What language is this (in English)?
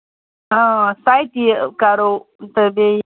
Kashmiri